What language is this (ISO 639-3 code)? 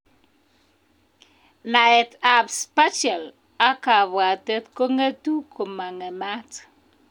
kln